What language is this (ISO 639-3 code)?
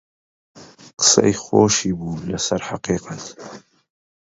ckb